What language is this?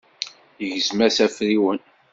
Kabyle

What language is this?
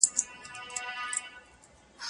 Pashto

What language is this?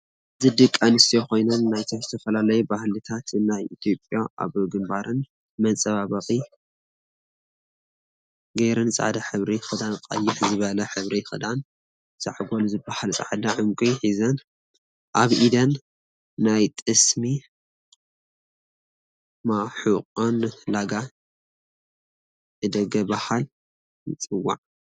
Tigrinya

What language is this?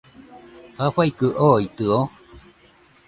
Nüpode Huitoto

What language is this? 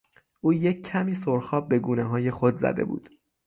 Persian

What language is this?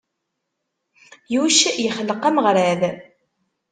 Kabyle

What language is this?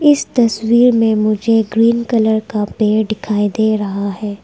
Hindi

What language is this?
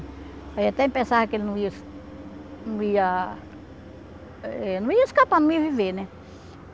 Portuguese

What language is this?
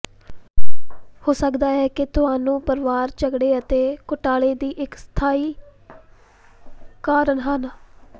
Punjabi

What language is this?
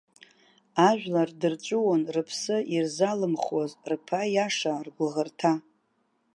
Abkhazian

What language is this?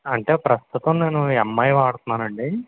Telugu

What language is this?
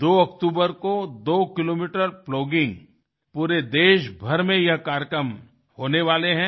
Hindi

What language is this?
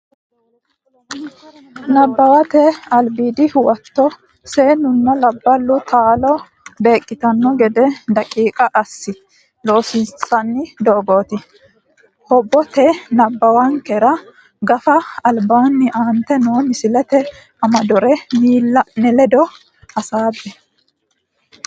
Sidamo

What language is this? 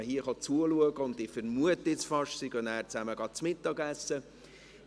Swiss German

